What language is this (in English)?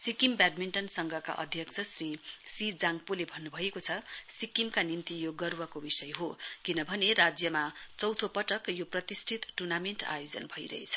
Nepali